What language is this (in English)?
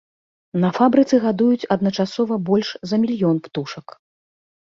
Belarusian